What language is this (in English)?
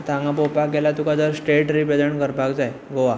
Konkani